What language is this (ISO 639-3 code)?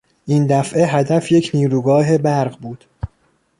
fas